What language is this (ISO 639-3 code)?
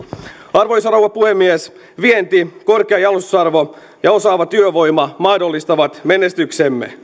fin